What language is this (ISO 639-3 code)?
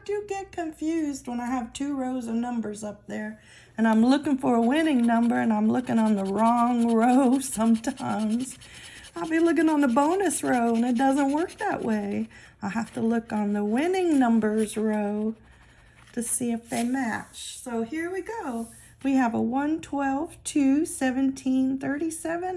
eng